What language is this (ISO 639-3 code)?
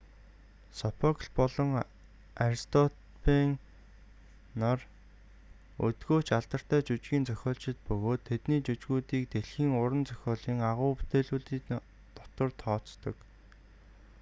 mon